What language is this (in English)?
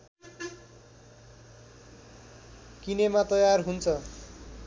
Nepali